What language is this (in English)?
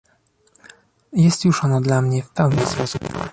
Polish